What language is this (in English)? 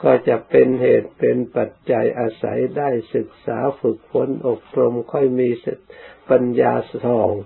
Thai